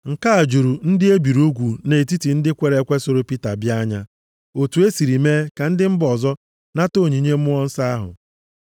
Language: Igbo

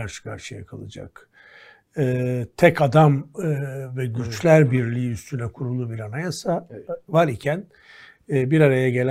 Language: Turkish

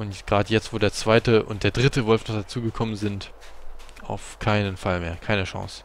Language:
German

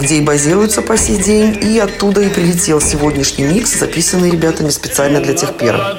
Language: Russian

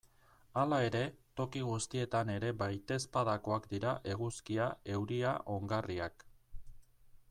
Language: Basque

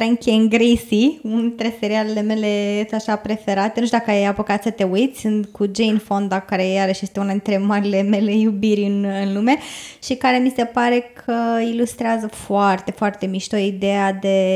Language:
Romanian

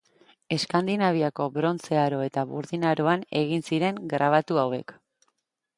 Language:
Basque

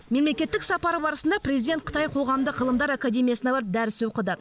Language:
Kazakh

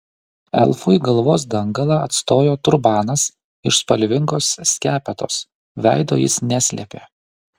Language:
Lithuanian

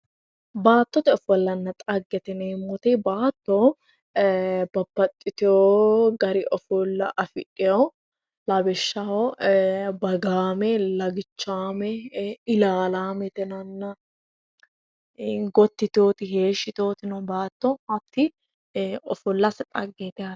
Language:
Sidamo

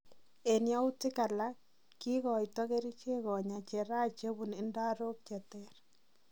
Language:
Kalenjin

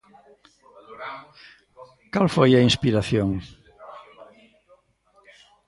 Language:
Galician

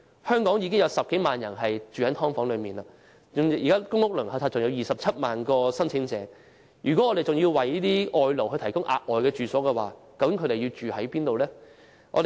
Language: Cantonese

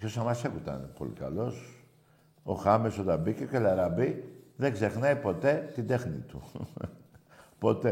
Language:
Greek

